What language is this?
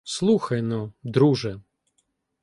Ukrainian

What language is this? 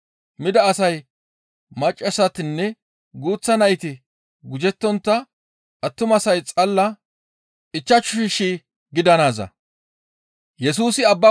Gamo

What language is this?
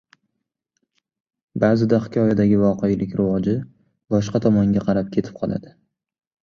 Uzbek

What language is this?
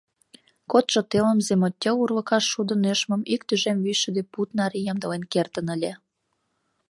Mari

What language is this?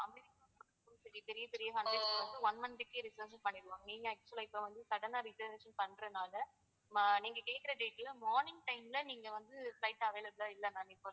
Tamil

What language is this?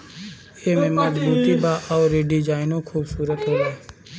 Bhojpuri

